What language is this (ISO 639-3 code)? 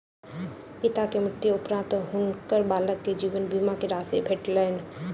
mai